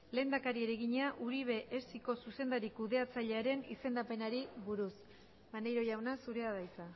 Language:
Basque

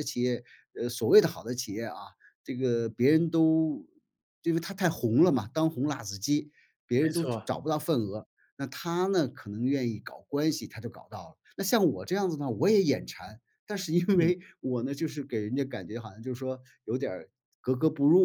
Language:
Chinese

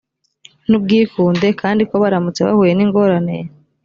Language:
Kinyarwanda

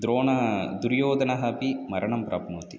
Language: Sanskrit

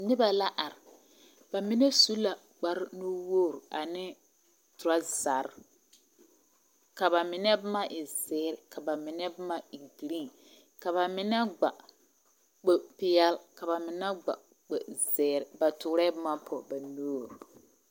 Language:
Southern Dagaare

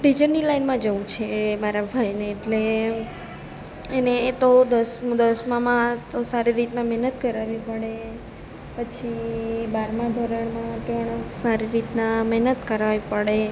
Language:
Gujarati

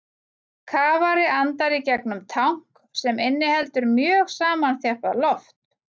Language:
Icelandic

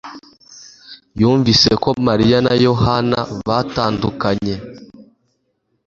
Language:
Kinyarwanda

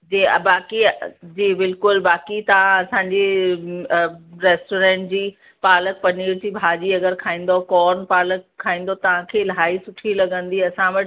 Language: Sindhi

